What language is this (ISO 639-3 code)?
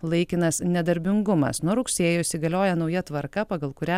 lit